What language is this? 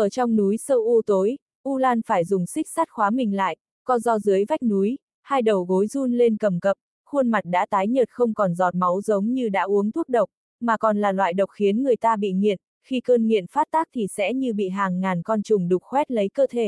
Vietnamese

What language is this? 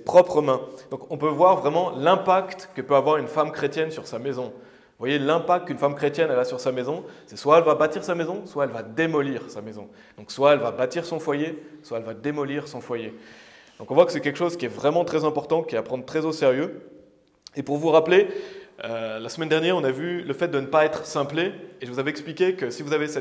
French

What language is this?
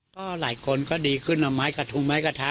Thai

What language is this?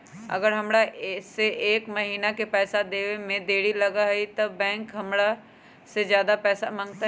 Magahi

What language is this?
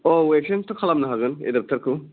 Bodo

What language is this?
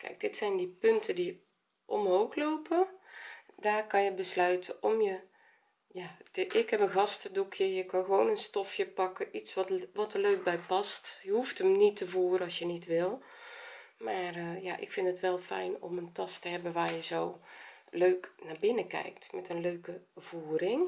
Dutch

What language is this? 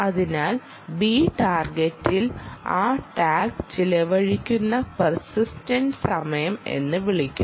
Malayalam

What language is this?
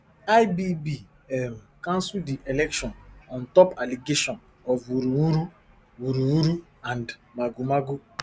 Nigerian Pidgin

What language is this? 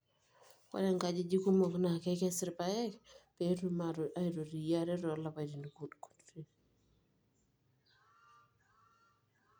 Masai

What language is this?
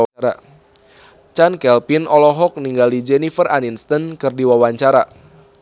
Sundanese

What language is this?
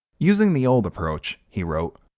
English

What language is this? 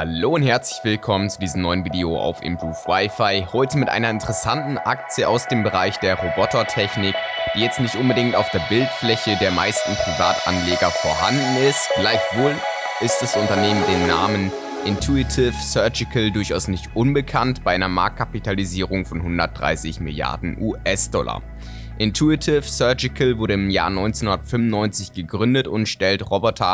German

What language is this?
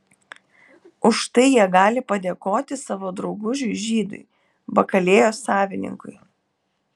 Lithuanian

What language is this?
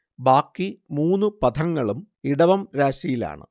Malayalam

